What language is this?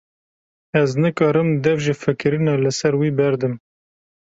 Kurdish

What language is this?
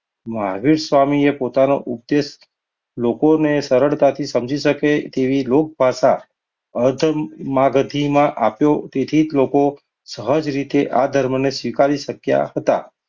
Gujarati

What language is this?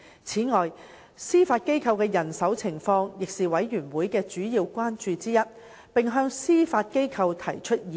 Cantonese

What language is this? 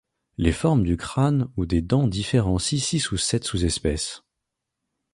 French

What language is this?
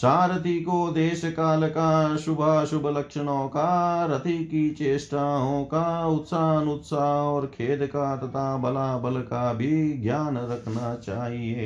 Hindi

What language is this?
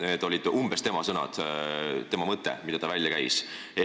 Estonian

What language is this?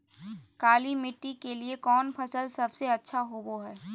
Magahi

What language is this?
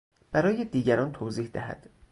Persian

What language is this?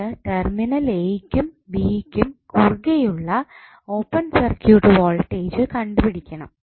Malayalam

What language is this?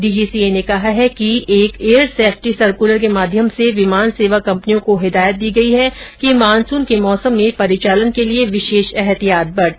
Hindi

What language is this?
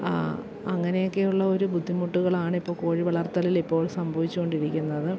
Malayalam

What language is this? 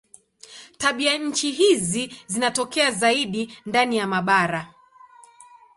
Swahili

